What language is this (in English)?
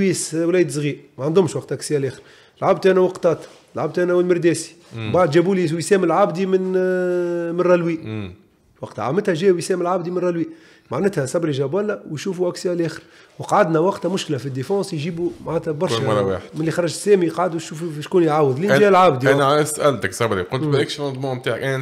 Arabic